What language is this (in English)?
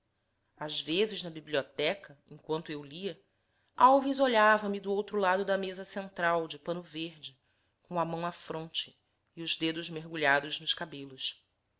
Portuguese